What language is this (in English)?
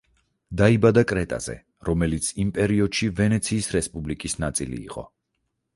Georgian